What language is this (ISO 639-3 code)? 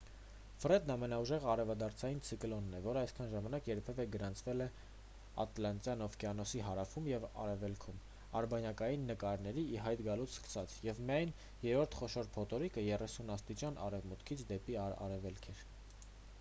hye